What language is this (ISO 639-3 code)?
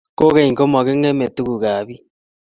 kln